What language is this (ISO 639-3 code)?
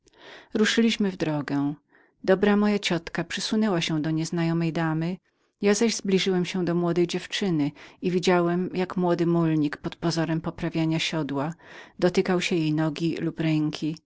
pol